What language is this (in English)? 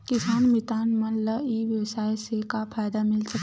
Chhattisgarhi